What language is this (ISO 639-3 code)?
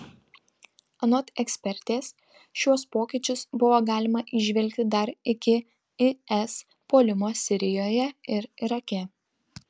lit